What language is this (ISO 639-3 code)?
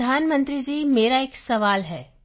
pan